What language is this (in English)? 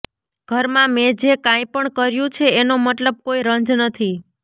Gujarati